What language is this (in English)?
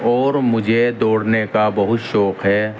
Urdu